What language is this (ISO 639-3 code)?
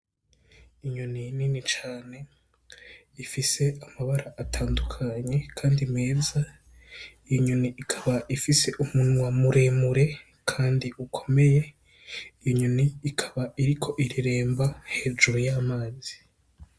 run